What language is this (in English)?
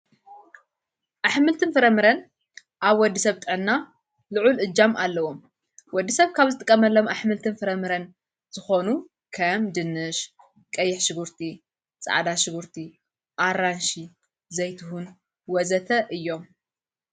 Tigrinya